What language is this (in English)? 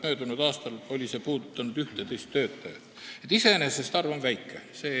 Estonian